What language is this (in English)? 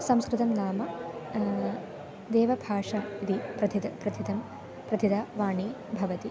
Sanskrit